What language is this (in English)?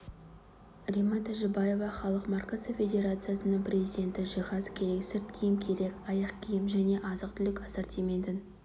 Kazakh